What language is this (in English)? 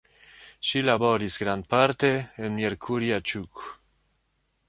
Esperanto